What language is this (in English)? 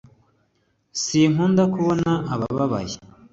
Kinyarwanda